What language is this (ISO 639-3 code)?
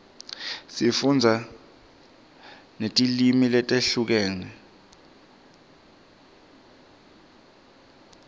ssw